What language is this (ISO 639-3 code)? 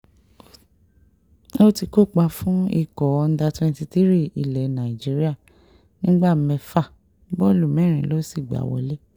yor